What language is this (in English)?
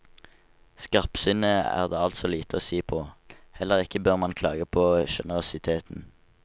Norwegian